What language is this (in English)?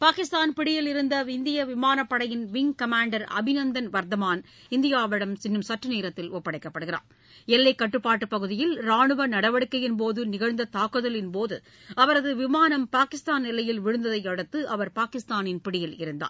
Tamil